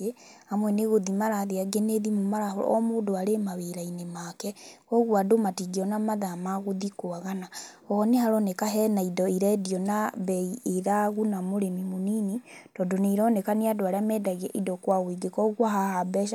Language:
Kikuyu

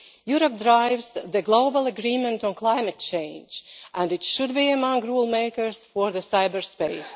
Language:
English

